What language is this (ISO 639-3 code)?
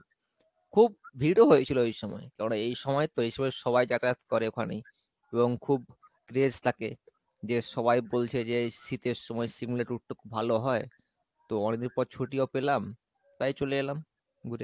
ben